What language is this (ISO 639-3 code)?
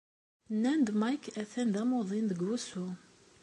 kab